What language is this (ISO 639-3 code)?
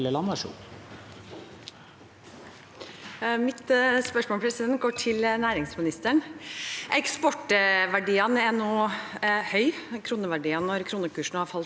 nor